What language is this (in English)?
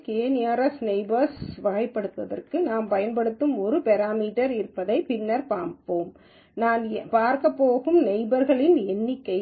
Tamil